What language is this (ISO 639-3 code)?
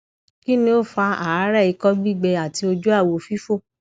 yor